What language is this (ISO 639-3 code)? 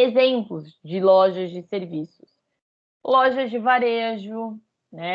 por